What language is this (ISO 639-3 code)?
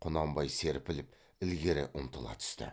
kaz